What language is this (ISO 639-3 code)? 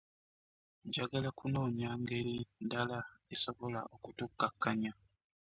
lug